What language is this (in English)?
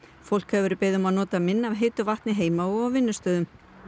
Icelandic